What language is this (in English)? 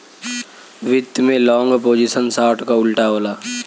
Bhojpuri